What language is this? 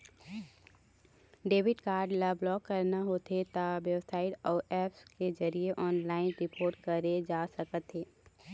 Chhattisgarhi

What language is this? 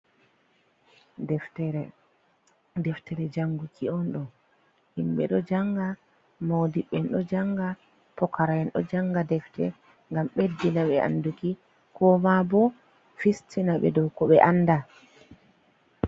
Fula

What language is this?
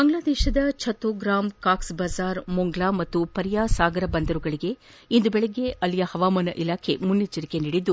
Kannada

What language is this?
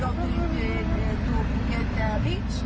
Thai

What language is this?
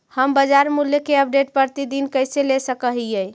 Magahi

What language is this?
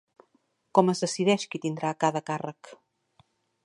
Catalan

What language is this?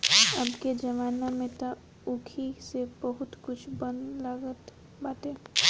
Bhojpuri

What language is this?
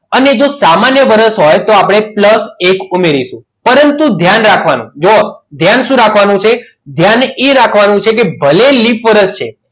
Gujarati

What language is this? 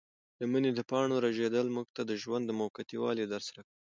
Pashto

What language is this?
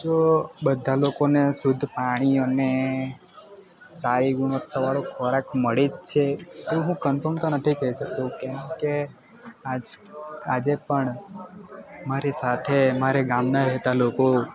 Gujarati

